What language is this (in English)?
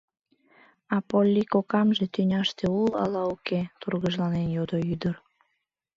Mari